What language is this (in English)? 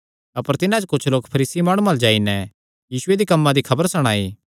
Kangri